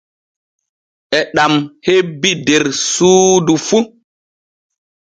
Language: Borgu Fulfulde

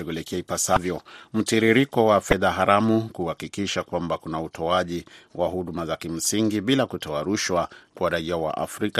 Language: Swahili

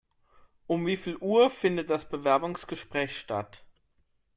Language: German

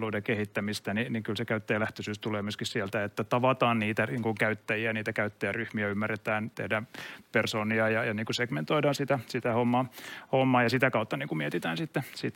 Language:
Finnish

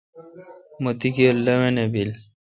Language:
Kalkoti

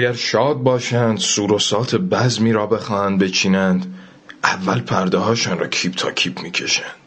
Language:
Persian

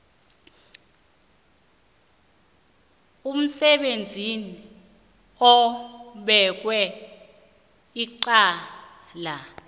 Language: South Ndebele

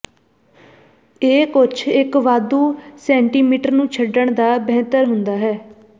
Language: Punjabi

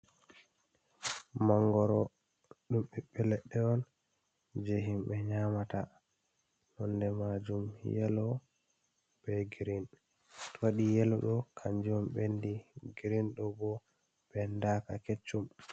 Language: Fula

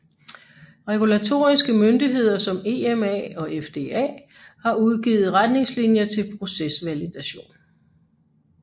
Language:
Danish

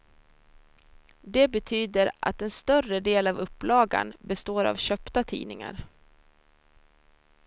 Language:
Swedish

